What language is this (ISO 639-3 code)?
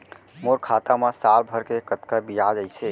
hne